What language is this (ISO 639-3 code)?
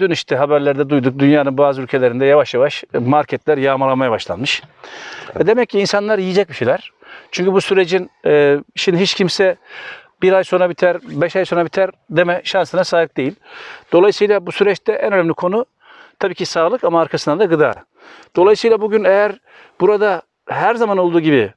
tur